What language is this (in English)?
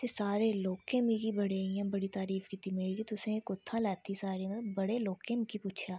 Dogri